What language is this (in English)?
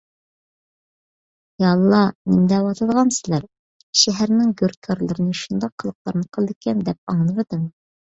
Uyghur